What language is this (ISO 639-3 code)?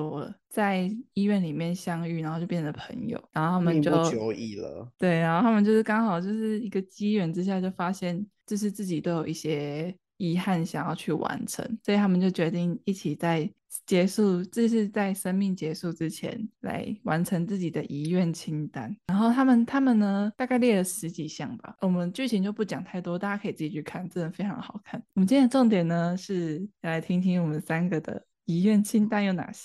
zho